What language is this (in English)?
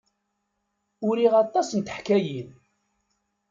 Kabyle